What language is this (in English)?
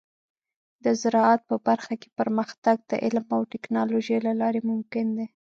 Pashto